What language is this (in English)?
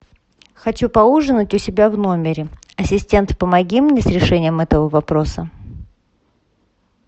Russian